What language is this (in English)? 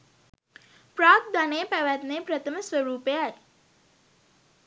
Sinhala